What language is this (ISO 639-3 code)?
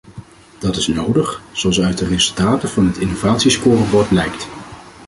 nld